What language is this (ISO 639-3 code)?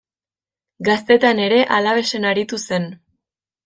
eus